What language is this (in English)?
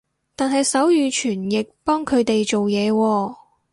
Cantonese